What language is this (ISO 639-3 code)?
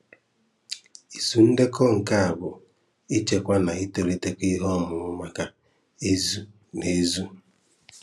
ibo